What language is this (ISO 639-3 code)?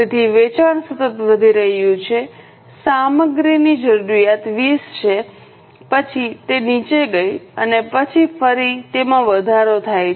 guj